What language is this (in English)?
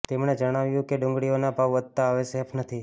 Gujarati